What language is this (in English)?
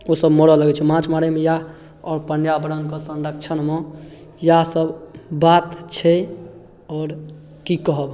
Maithili